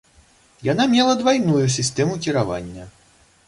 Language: Belarusian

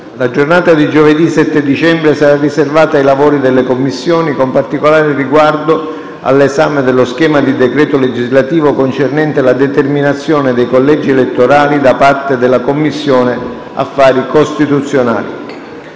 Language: Italian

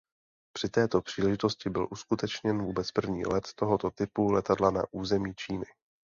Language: Czech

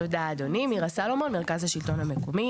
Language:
Hebrew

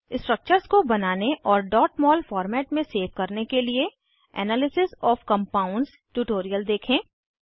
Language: Hindi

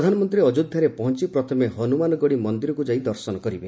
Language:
Odia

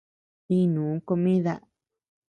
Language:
Tepeuxila Cuicatec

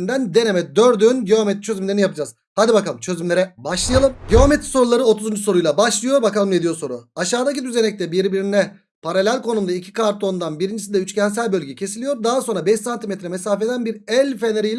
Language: Turkish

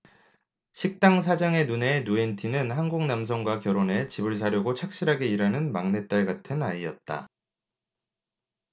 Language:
Korean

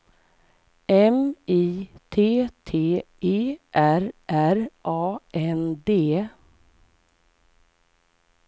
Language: Swedish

